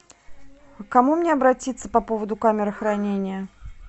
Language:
Russian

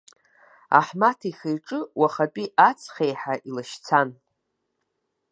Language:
Abkhazian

